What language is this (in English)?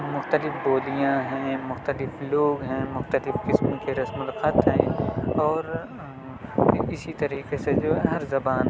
Urdu